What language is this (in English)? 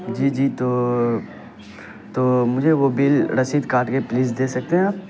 Urdu